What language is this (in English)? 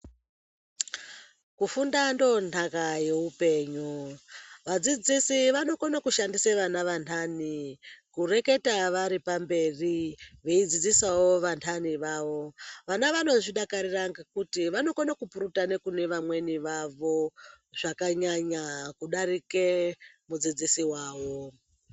Ndau